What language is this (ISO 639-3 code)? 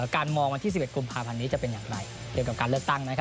tha